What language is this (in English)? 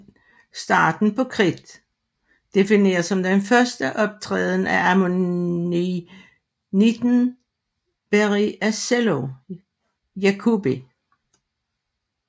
Danish